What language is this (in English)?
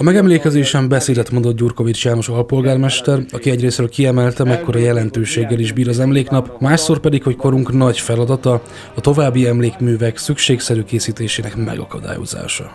Hungarian